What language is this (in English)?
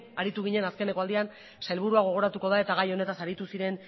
Basque